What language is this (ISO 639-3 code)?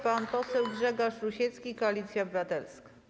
pol